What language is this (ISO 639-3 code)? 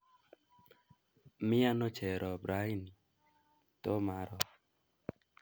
kln